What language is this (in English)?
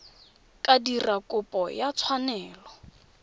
Tswana